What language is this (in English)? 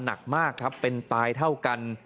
Thai